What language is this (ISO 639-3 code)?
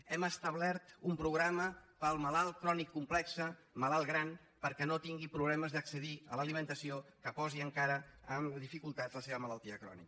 cat